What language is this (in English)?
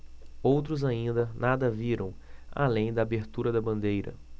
Portuguese